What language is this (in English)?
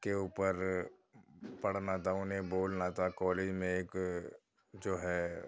Urdu